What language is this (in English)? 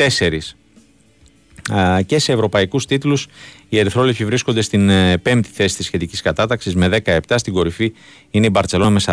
Greek